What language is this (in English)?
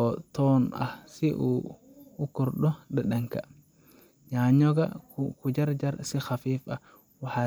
Somali